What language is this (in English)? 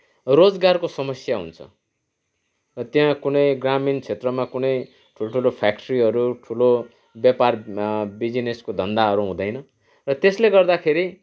Nepali